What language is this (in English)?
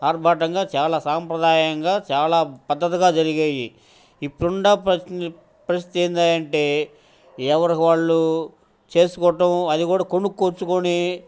Telugu